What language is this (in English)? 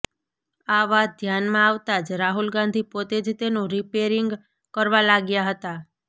Gujarati